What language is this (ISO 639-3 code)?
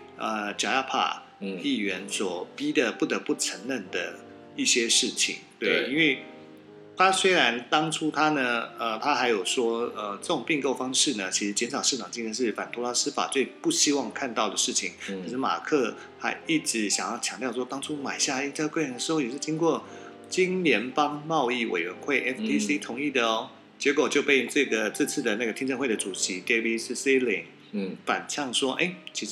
zho